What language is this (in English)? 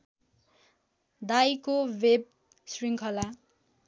Nepali